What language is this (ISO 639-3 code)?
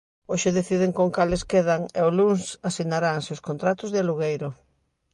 glg